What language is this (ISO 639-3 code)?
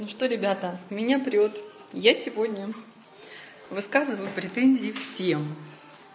rus